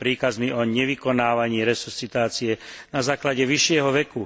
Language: Slovak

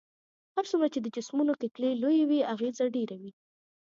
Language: Pashto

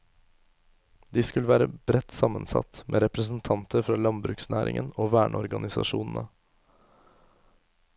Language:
Norwegian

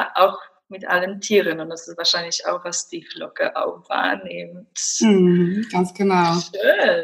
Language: German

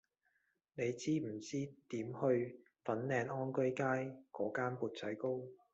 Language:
Cantonese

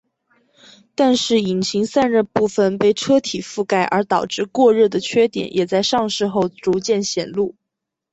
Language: Chinese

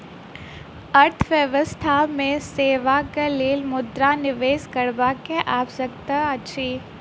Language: Maithili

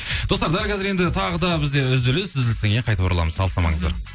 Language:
Kazakh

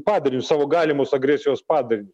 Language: Lithuanian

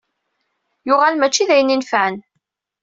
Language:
Kabyle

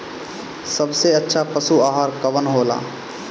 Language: Bhojpuri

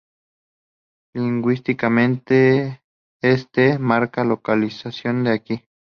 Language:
Spanish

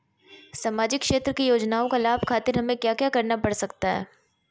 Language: Magahi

